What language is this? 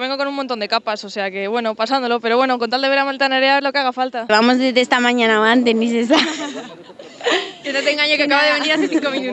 Spanish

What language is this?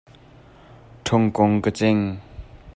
Hakha Chin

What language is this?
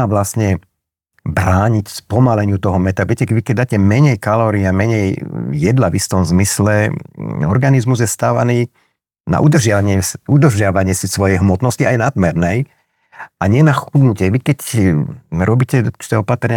Slovak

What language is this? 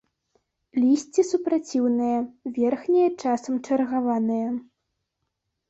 Belarusian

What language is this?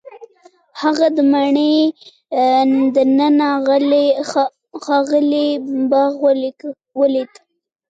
Pashto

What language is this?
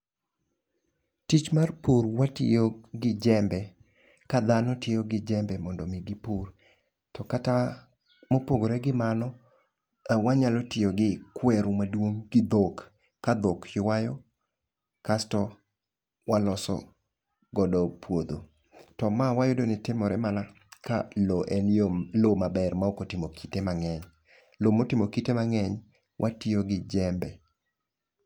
Luo (Kenya and Tanzania)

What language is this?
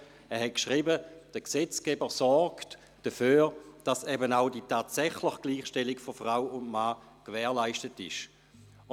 Swiss German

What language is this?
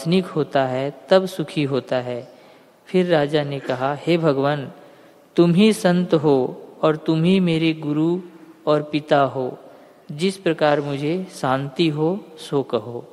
Hindi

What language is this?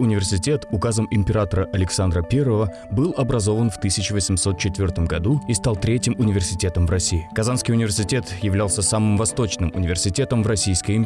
Russian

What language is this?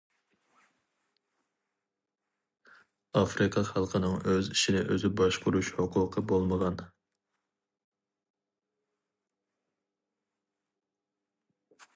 Uyghur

